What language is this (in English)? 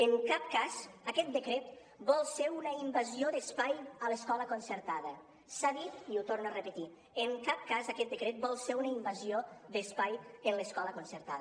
Catalan